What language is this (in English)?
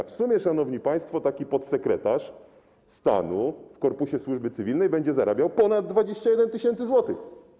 Polish